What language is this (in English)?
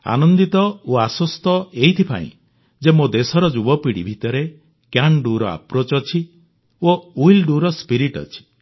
Odia